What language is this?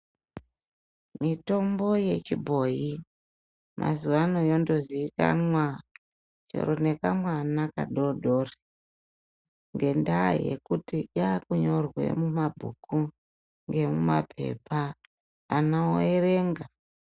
Ndau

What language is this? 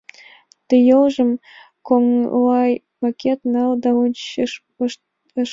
Mari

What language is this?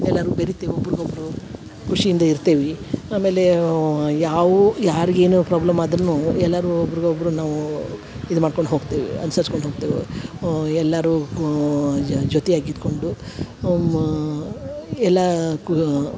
Kannada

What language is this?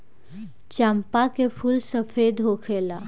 Bhojpuri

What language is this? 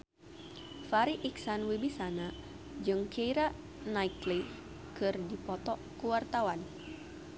Sundanese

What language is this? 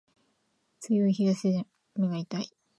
Japanese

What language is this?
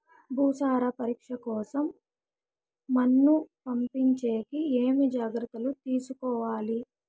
Telugu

